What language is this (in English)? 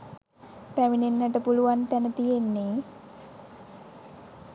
Sinhala